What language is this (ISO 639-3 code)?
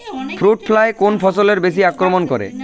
ben